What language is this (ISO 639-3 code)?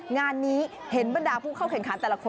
tha